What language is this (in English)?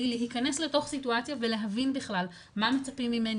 Hebrew